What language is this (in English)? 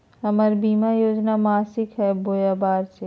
Magahi